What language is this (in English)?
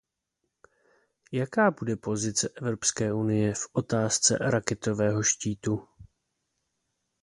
Czech